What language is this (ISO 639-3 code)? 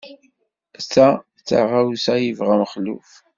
kab